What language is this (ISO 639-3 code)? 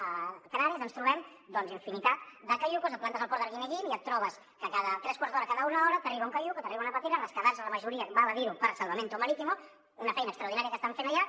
cat